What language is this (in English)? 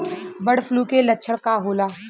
Bhojpuri